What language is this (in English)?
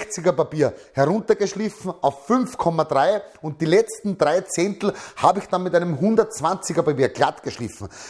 German